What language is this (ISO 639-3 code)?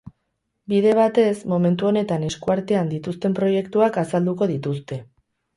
eus